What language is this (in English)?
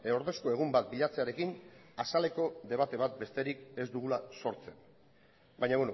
Basque